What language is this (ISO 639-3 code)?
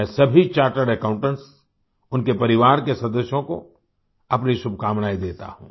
hin